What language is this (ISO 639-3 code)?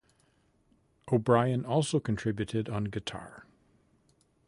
eng